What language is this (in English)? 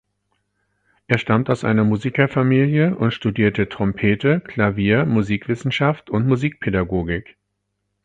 German